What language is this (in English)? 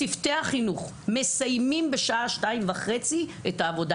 Hebrew